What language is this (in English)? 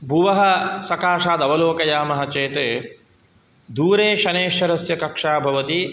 Sanskrit